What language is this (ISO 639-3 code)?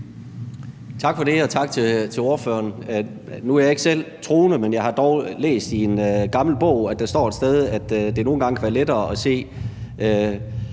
dan